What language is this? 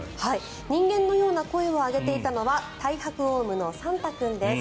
Japanese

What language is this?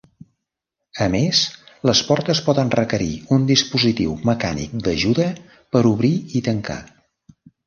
Catalan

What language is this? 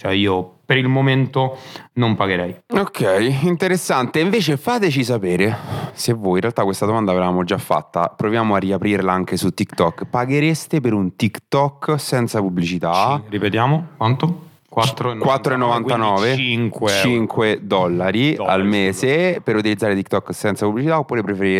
Italian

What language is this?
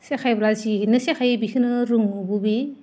Bodo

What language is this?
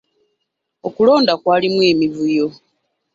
Ganda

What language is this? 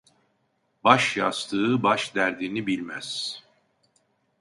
Turkish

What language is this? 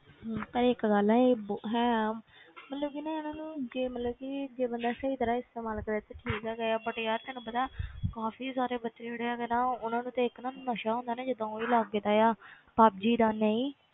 Punjabi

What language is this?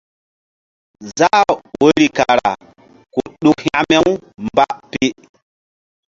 Mbum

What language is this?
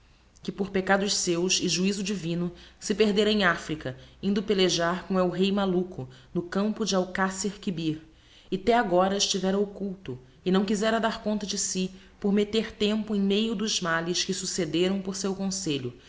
Portuguese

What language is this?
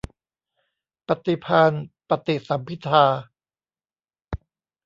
Thai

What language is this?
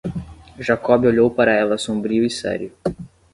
Portuguese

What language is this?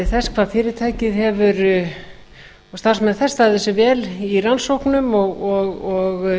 Icelandic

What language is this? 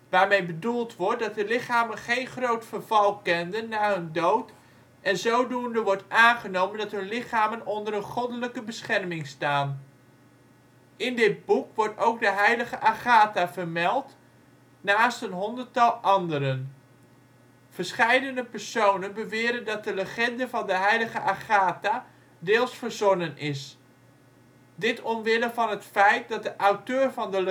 Dutch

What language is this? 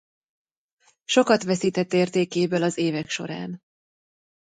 Hungarian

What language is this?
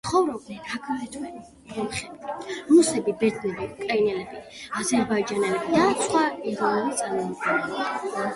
Georgian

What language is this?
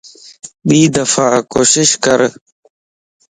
Lasi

